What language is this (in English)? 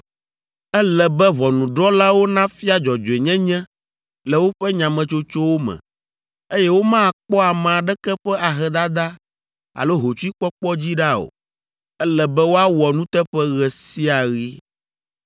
Ewe